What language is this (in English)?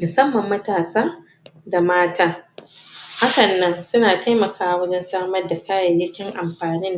Hausa